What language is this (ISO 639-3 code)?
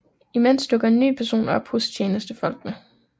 dan